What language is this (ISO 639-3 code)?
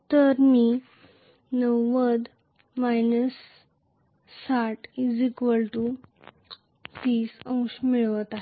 mar